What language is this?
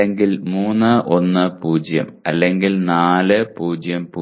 Malayalam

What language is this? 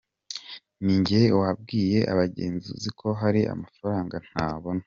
Kinyarwanda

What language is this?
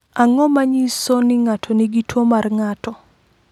Luo (Kenya and Tanzania)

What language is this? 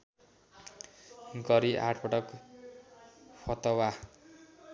Nepali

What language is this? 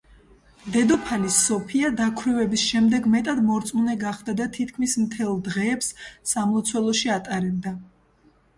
Georgian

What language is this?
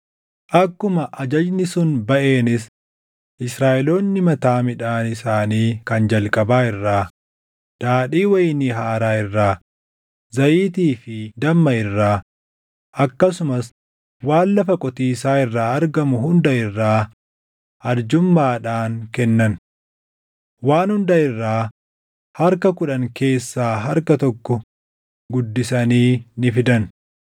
Oromo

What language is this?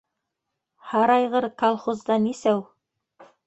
Bashkir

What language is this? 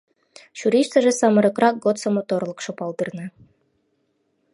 Mari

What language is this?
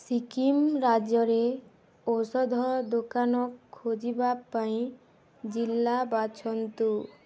Odia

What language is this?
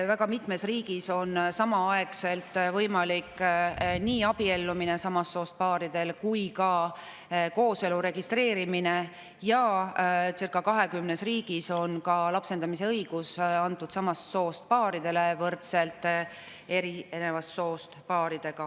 Estonian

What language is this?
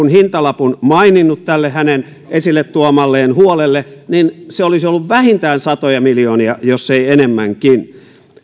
Finnish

